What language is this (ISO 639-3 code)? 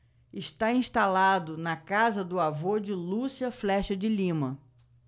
por